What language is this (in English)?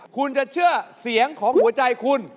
Thai